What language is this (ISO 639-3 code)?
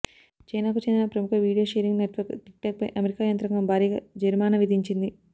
tel